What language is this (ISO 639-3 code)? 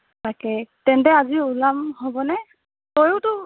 asm